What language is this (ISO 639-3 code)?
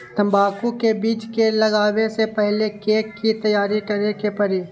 mag